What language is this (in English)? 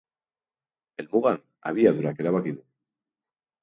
Basque